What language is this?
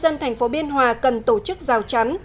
Vietnamese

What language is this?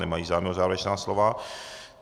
Czech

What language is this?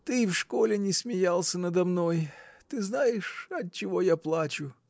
Russian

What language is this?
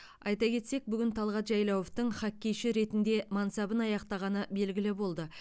Kazakh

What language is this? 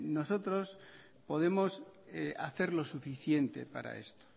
Spanish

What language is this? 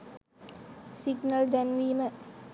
Sinhala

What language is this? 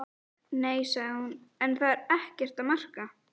Icelandic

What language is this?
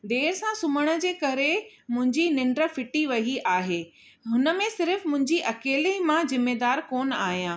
Sindhi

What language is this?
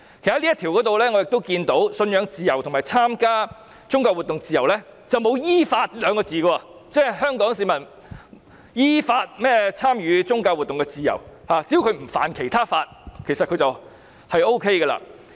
Cantonese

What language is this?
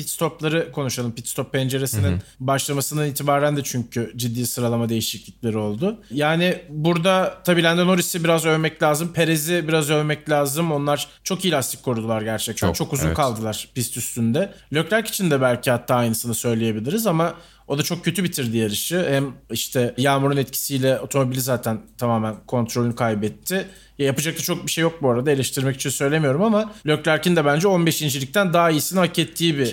Turkish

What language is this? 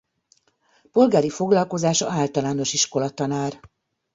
Hungarian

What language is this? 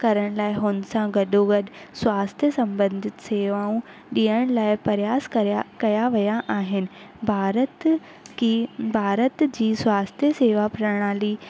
Sindhi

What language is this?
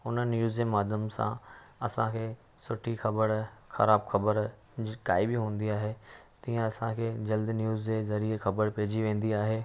Sindhi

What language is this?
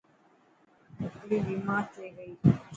Dhatki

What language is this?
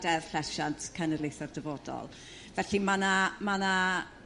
Welsh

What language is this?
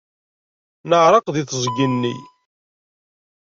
Kabyle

